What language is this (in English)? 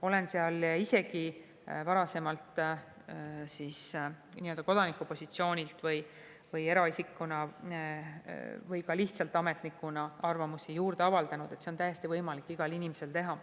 Estonian